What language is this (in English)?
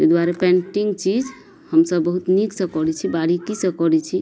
Maithili